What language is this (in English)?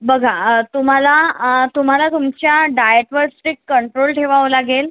Marathi